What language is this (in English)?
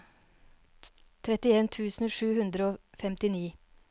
Norwegian